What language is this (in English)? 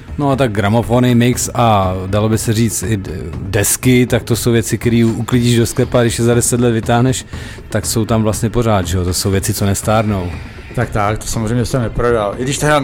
Czech